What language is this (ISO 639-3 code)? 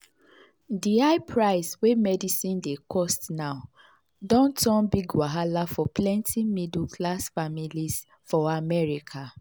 pcm